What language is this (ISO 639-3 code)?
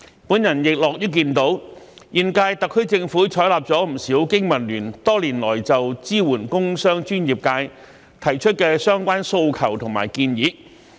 yue